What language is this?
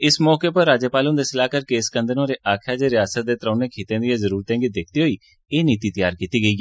Dogri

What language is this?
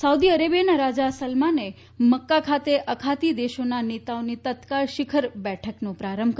Gujarati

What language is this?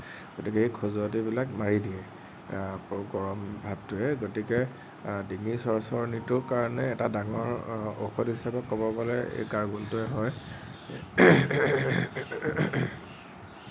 Assamese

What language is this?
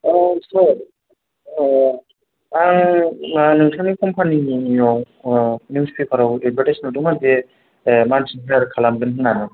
Bodo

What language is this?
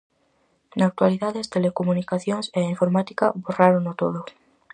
Galician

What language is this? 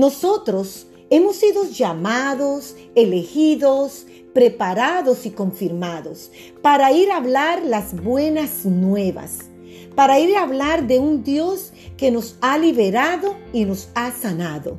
Spanish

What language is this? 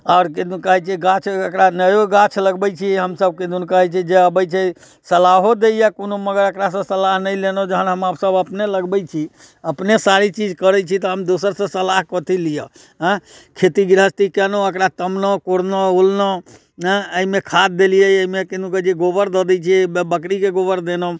Maithili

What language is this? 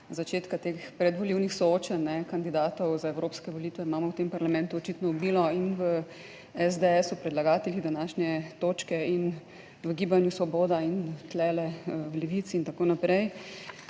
Slovenian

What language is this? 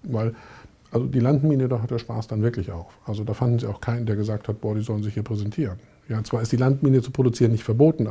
German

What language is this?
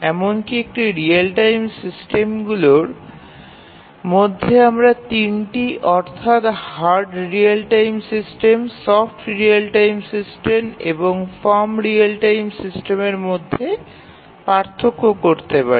Bangla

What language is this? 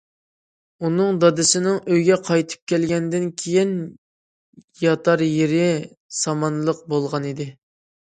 Uyghur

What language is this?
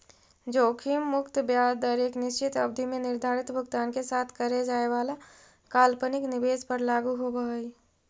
Magahi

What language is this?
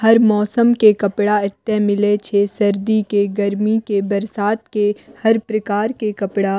Maithili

